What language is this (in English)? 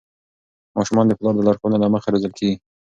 Pashto